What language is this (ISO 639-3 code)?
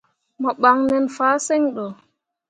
mua